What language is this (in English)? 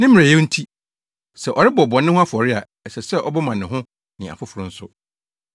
Akan